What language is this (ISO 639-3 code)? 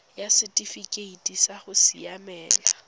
tsn